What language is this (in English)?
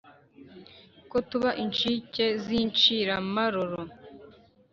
Kinyarwanda